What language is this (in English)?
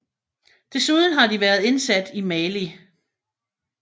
Danish